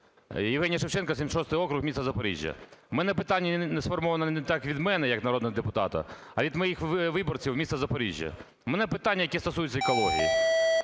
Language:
Ukrainian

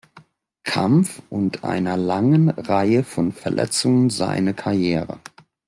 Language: German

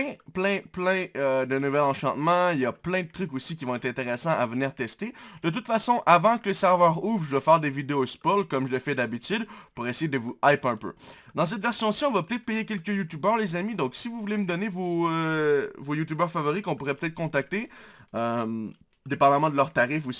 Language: French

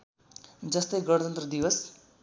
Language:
Nepali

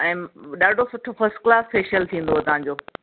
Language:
Sindhi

